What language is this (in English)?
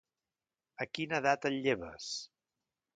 Catalan